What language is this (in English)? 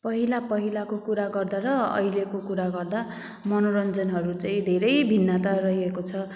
Nepali